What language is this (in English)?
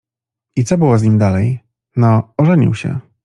Polish